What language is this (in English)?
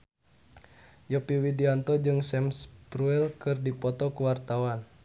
Sundanese